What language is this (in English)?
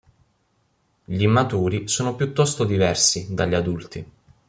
Italian